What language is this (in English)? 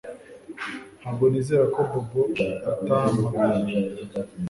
Kinyarwanda